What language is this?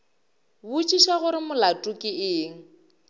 Northern Sotho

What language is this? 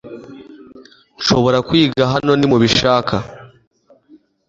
Kinyarwanda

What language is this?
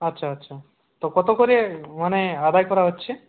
Bangla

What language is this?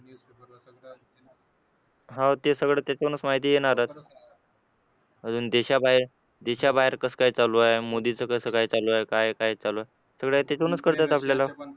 Marathi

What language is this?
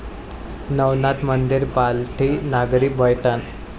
Marathi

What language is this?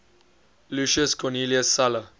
English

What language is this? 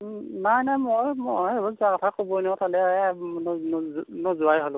Assamese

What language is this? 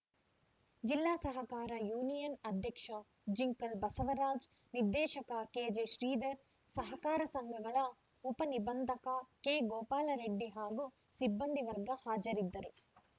Kannada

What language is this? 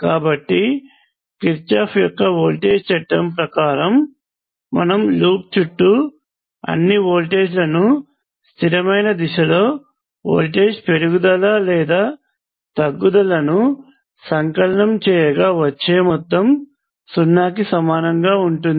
Telugu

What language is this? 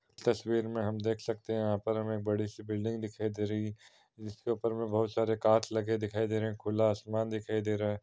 Hindi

